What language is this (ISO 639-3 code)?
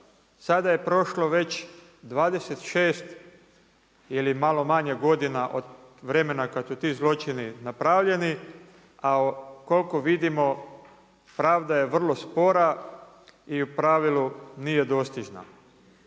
hrv